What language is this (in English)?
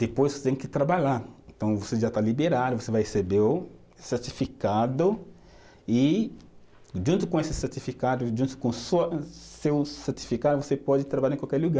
Portuguese